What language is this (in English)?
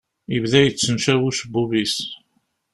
Kabyle